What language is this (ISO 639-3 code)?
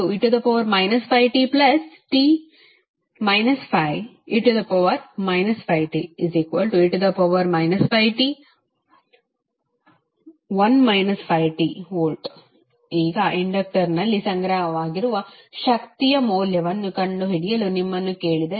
kan